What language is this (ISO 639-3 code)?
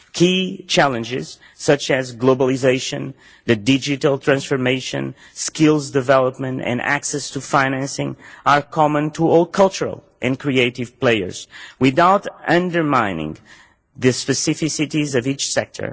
eng